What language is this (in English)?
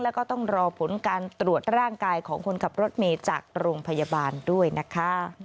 Thai